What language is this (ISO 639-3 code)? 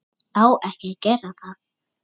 isl